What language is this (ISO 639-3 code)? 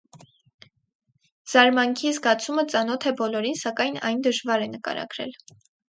hye